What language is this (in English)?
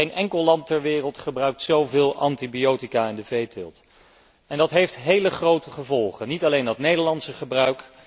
Dutch